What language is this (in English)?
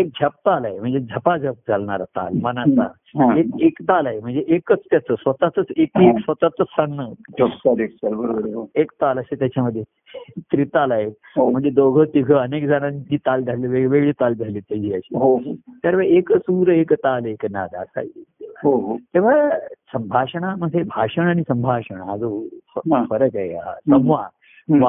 Marathi